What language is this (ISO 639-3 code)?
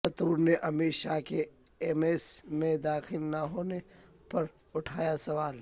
urd